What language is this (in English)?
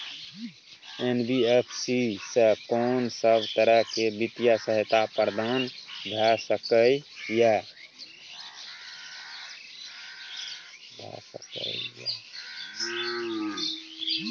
Maithili